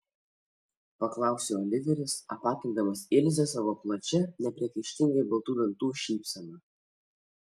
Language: Lithuanian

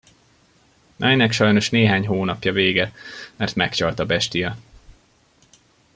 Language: Hungarian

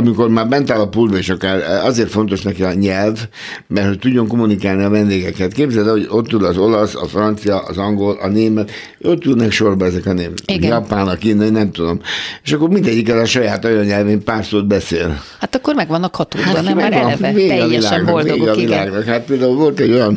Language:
Hungarian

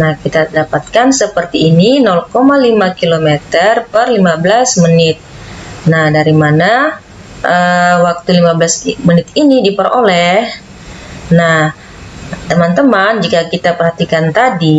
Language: Indonesian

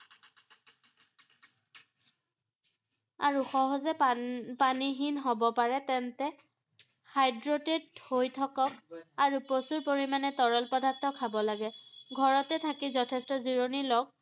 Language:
Assamese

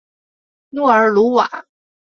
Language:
Chinese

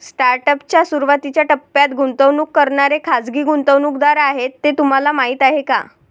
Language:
Marathi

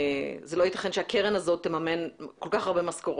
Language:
Hebrew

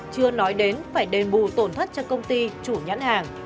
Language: Vietnamese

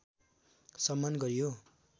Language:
Nepali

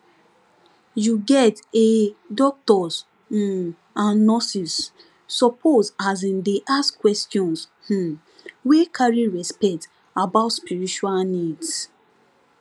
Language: Nigerian Pidgin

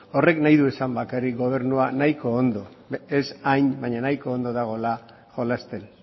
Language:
Basque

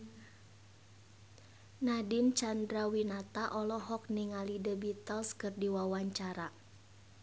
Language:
Sundanese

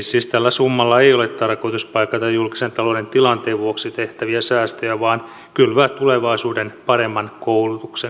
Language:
Finnish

